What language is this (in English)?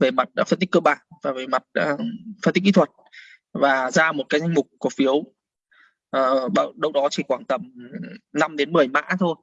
Vietnamese